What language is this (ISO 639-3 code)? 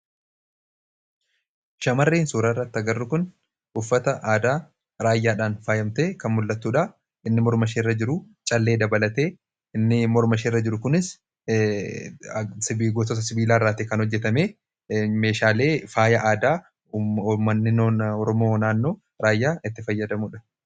orm